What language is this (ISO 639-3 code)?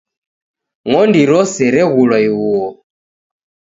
dav